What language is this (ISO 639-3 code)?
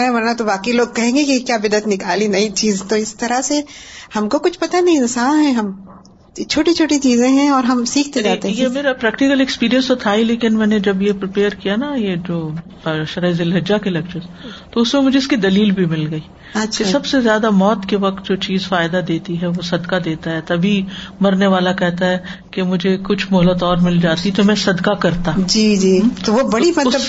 urd